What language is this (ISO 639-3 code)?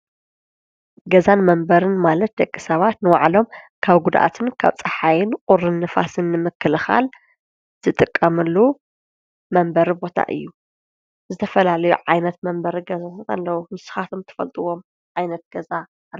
tir